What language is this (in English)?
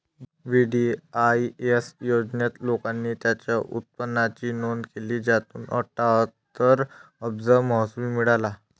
Marathi